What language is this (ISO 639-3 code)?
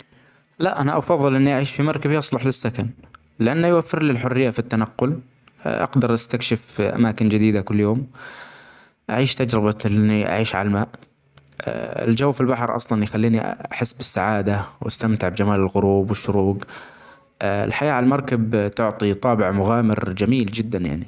acx